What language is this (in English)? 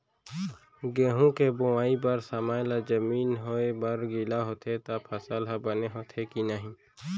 Chhattisgarhi